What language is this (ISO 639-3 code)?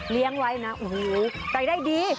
tha